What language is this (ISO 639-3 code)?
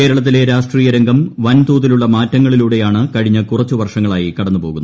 mal